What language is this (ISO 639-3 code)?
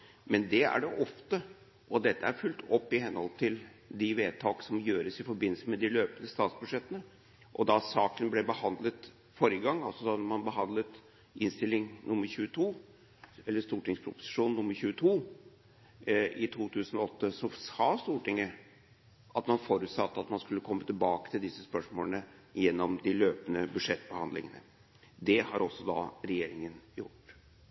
nob